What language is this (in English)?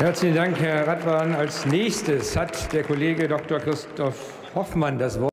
German